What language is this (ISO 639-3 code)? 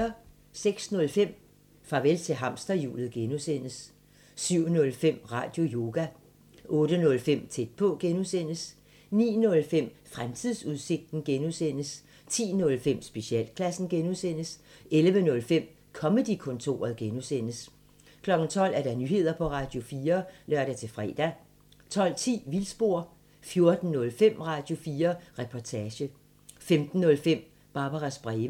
dan